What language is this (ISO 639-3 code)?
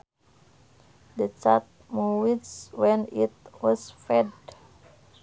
sun